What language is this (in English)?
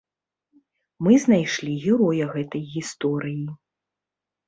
Belarusian